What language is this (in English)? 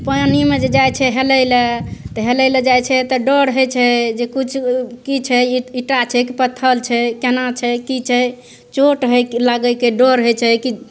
Maithili